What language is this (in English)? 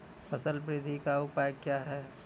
Maithili